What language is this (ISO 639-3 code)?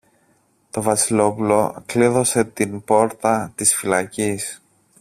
ell